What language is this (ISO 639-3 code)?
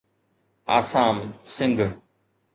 snd